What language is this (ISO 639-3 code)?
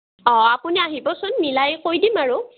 asm